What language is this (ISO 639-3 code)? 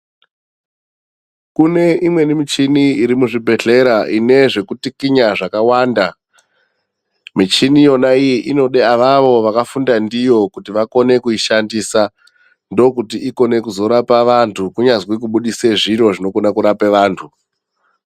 ndc